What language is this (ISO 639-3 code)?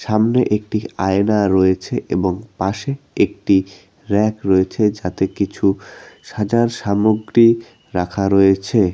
ben